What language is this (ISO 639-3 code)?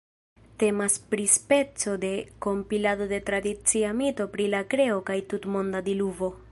epo